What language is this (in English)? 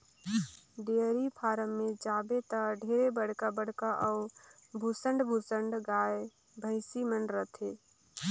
Chhattisgarhi